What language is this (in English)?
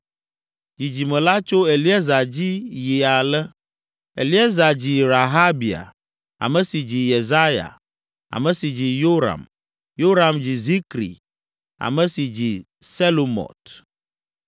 Ewe